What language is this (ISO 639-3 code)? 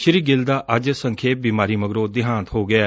pan